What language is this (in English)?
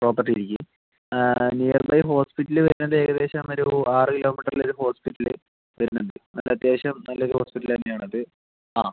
Malayalam